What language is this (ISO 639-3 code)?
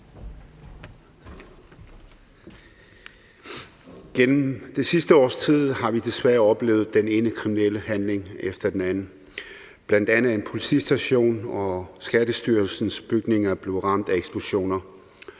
dan